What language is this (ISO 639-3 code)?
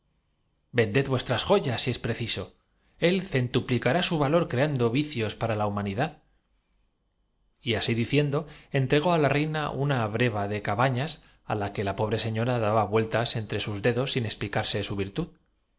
spa